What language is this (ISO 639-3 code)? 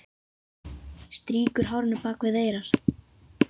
isl